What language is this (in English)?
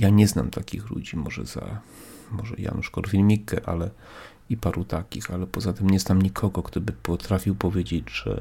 Polish